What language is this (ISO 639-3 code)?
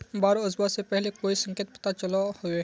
mag